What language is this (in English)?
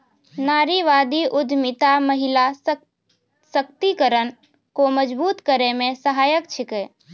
Maithili